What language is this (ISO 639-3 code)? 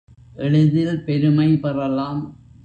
tam